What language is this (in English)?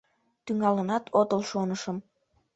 Mari